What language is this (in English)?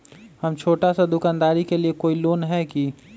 Magahi